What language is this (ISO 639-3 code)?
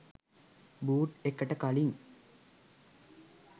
sin